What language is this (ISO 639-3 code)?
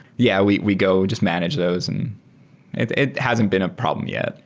eng